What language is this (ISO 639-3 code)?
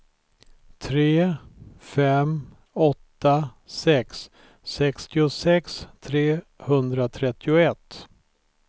swe